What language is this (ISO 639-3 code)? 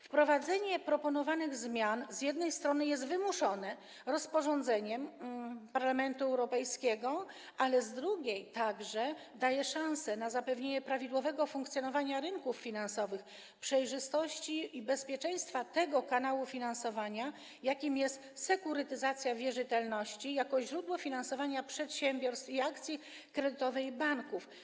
pol